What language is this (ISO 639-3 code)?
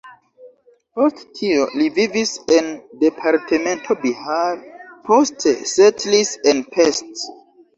epo